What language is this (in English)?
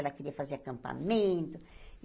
Portuguese